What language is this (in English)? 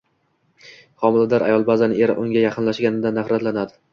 Uzbek